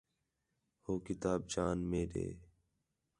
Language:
Khetrani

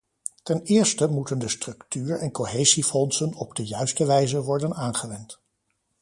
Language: Dutch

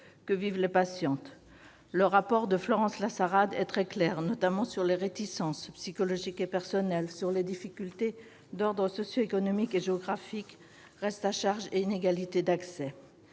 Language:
French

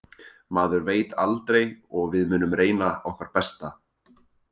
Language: Icelandic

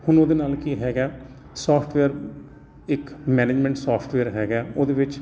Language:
Punjabi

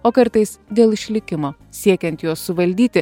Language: Lithuanian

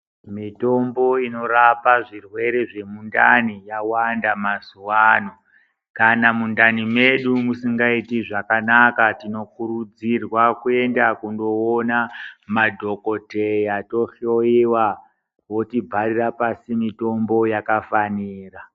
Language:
Ndau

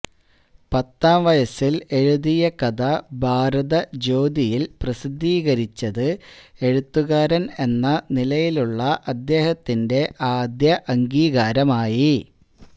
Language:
Malayalam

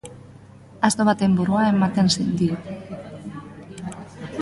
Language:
Basque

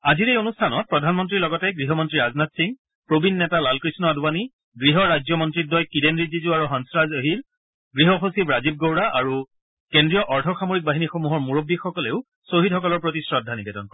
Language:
Assamese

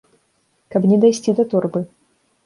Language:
Belarusian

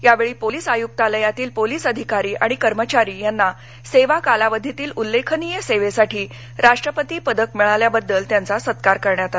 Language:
Marathi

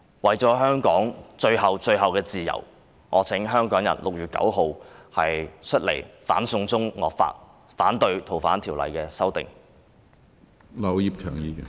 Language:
Cantonese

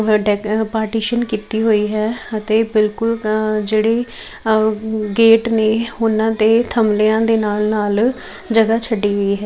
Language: Punjabi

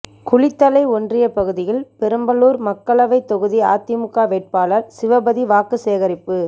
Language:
Tamil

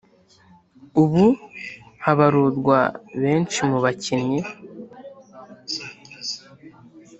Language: Kinyarwanda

